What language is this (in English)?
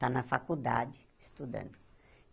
Portuguese